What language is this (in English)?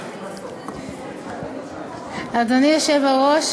Hebrew